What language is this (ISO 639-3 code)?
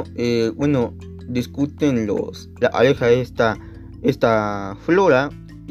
spa